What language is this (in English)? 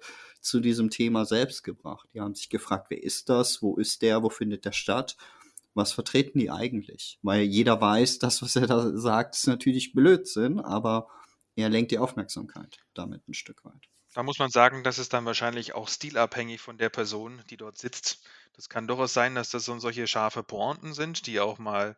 German